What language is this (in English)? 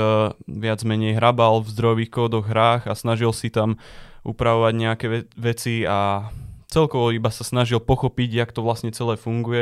Slovak